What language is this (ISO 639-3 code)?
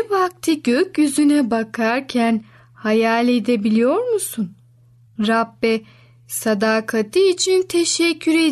tur